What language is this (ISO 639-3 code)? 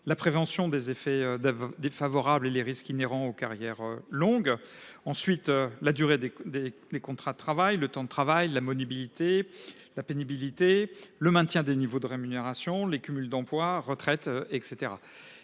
fra